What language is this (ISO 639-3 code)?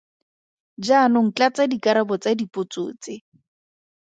tsn